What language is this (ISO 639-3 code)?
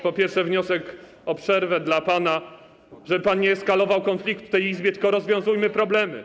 pol